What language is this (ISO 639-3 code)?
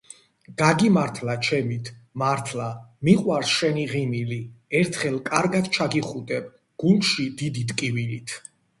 kat